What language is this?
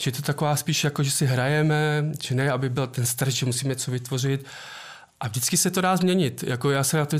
Czech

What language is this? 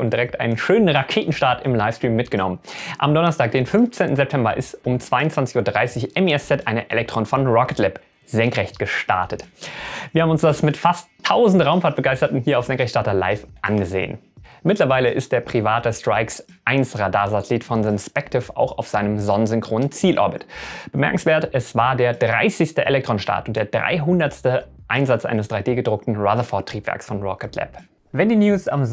German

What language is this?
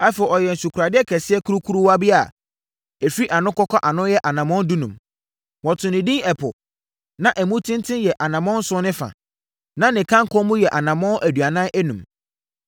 Akan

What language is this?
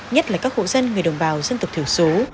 Vietnamese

